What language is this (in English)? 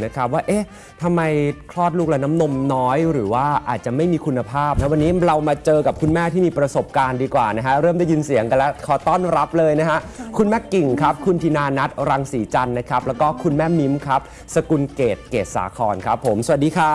Thai